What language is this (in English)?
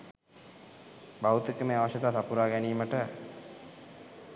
Sinhala